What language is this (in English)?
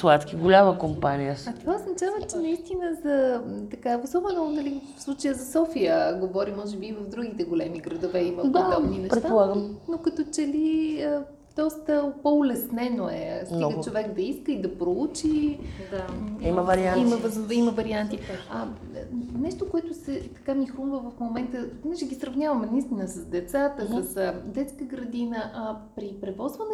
Bulgarian